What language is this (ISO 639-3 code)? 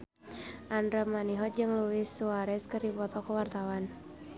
sun